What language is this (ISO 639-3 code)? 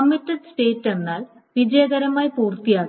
mal